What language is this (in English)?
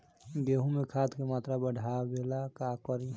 Bhojpuri